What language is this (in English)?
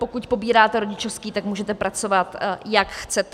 Czech